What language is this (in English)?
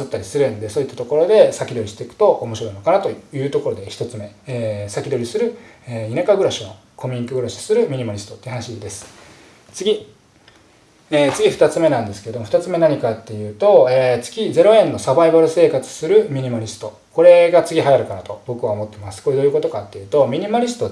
Japanese